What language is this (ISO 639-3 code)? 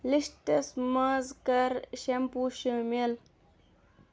kas